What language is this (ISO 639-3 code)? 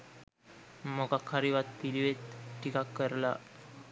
sin